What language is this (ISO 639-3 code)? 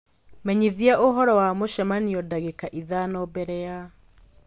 kik